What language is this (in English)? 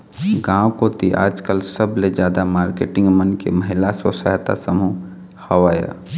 Chhattisgarhi